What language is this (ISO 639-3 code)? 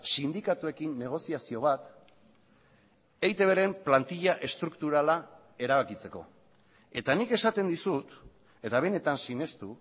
eus